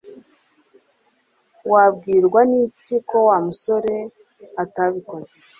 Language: Kinyarwanda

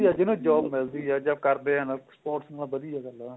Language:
Punjabi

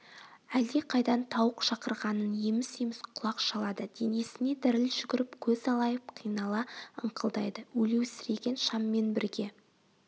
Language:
Kazakh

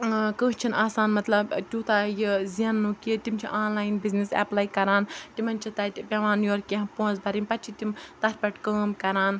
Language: Kashmiri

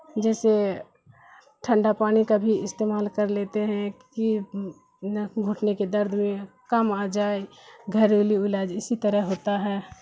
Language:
Urdu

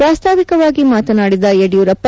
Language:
Kannada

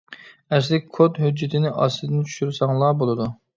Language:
Uyghur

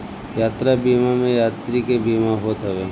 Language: Bhojpuri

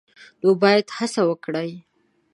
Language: Pashto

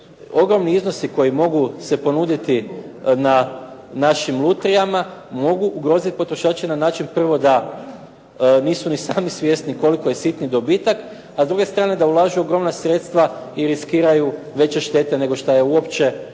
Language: Croatian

